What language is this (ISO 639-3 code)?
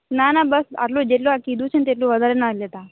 guj